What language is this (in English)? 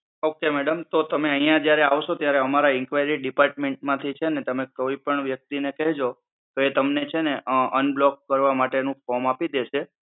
Gujarati